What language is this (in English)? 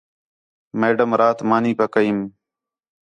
Khetrani